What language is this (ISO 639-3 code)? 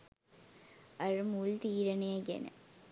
sin